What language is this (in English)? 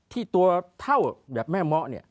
Thai